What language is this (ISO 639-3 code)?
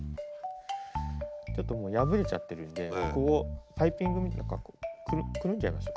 jpn